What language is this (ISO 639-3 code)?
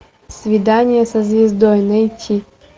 rus